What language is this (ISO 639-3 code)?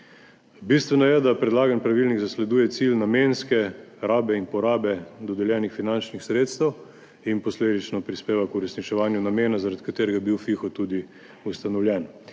slv